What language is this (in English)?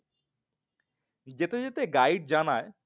Bangla